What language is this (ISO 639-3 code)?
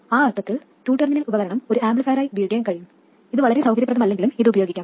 mal